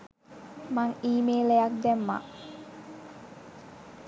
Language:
Sinhala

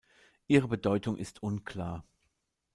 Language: German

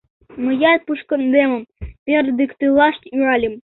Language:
Mari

